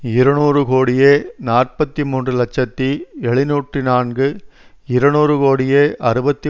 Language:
Tamil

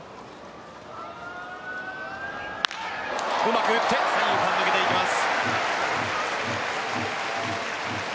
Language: Japanese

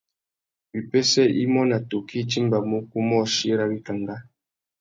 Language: Tuki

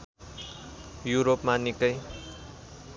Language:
Nepali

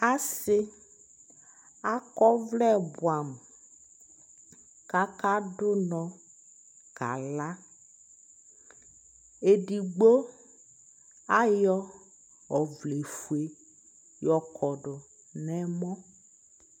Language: Ikposo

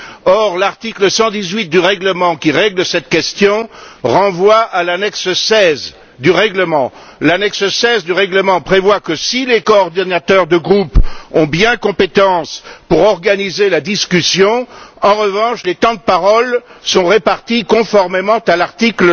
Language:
French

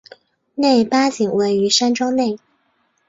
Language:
Chinese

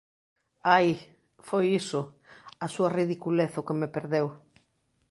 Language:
Galician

